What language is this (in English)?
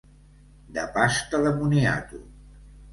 Catalan